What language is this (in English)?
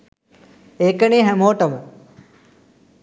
Sinhala